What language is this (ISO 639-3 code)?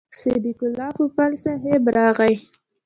pus